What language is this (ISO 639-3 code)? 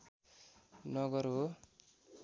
nep